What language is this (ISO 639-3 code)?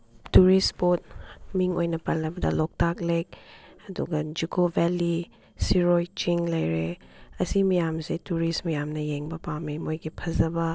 mni